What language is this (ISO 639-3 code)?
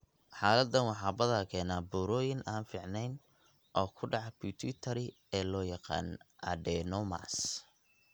som